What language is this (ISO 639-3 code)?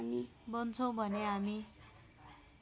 nep